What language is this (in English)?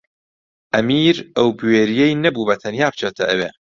Central Kurdish